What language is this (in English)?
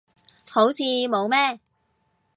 Cantonese